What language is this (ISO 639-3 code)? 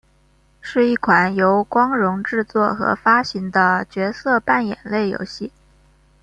zho